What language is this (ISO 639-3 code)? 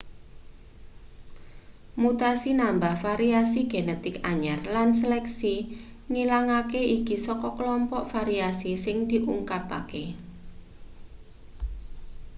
jav